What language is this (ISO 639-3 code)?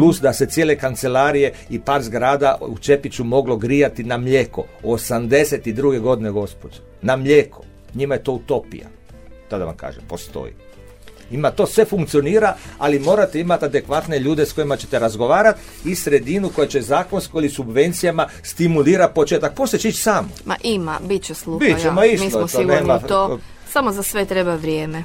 hrv